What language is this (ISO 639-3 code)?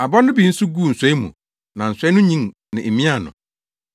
aka